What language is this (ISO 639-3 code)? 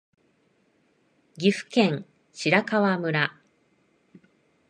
jpn